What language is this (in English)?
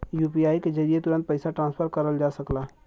Bhojpuri